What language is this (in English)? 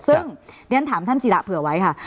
Thai